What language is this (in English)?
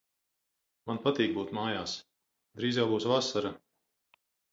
Latvian